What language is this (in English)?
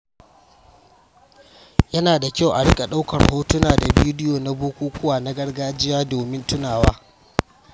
Hausa